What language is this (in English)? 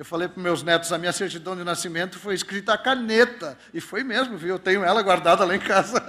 Portuguese